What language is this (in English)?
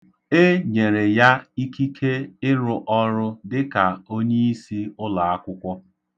Igbo